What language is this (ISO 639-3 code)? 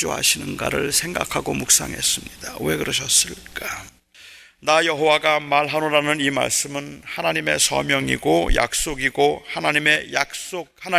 kor